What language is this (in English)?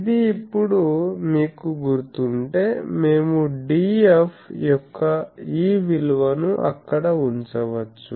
Telugu